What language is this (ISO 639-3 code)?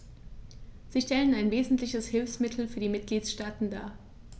deu